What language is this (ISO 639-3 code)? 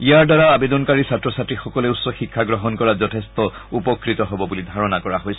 asm